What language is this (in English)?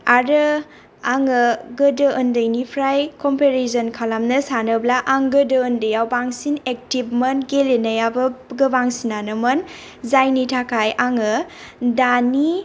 Bodo